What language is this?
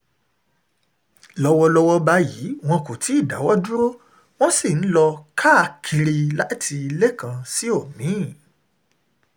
Yoruba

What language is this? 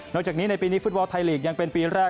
Thai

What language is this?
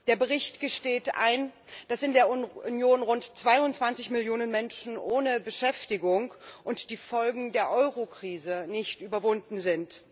German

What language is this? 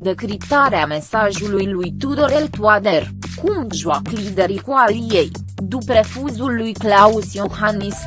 Romanian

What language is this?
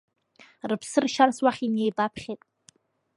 Abkhazian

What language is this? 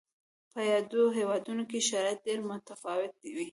Pashto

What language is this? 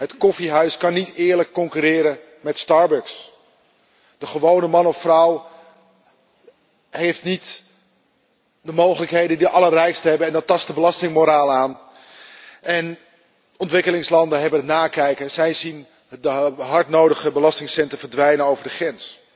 Dutch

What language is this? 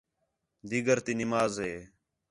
Khetrani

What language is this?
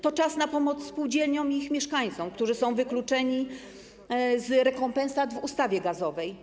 Polish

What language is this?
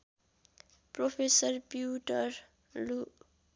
Nepali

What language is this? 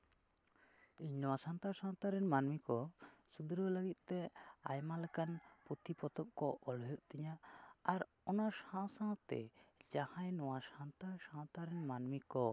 Santali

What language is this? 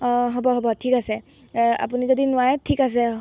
Assamese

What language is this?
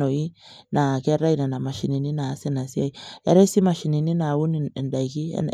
Masai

